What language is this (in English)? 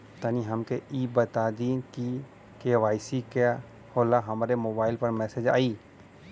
Bhojpuri